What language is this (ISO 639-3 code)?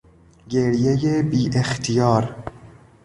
fas